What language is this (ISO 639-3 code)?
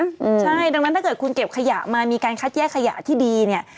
tha